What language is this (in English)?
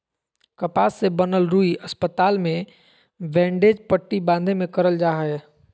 Magahi